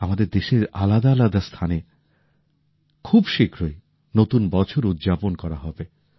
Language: Bangla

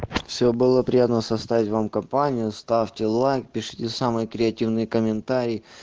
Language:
Russian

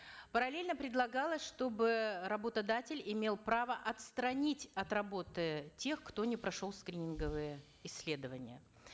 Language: Kazakh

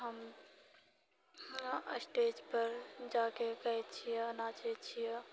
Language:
Maithili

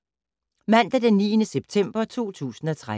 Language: Danish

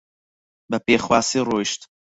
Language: Central Kurdish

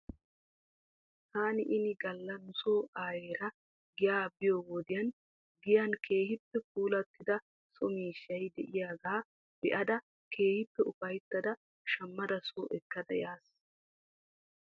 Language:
Wolaytta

